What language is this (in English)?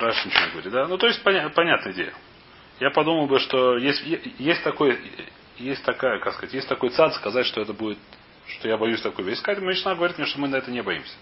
Russian